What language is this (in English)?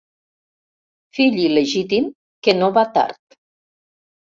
Catalan